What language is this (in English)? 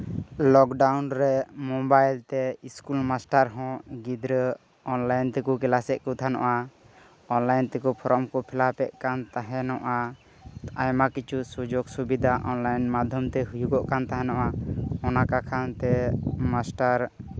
Santali